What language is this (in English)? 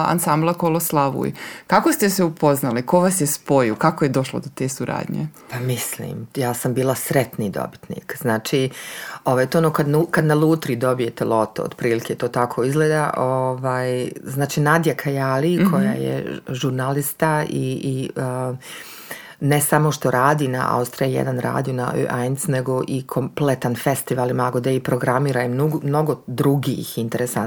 Croatian